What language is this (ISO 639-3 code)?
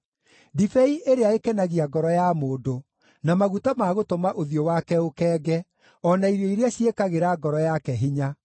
kik